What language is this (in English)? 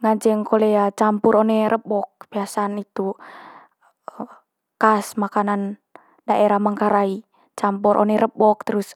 Manggarai